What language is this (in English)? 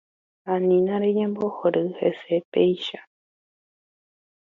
Guarani